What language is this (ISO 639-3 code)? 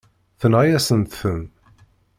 kab